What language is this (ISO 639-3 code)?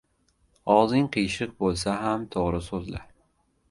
uzb